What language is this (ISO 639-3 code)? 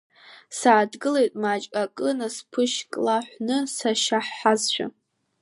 abk